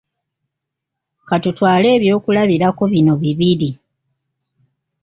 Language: Ganda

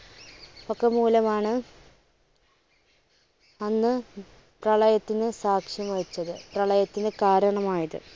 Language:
Malayalam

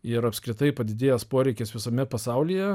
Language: Lithuanian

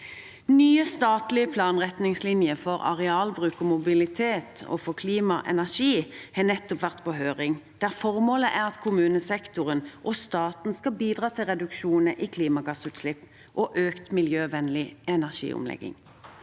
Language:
Norwegian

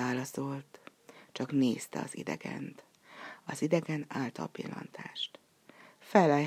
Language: Hungarian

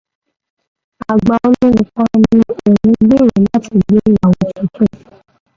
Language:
Yoruba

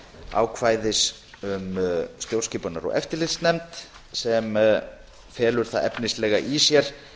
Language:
Icelandic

